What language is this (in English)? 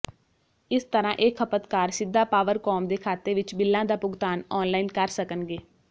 Punjabi